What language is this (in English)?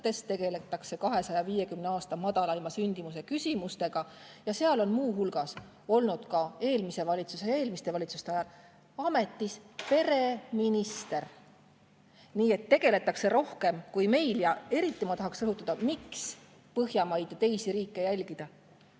Estonian